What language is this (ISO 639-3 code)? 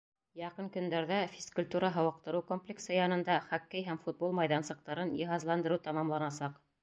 bak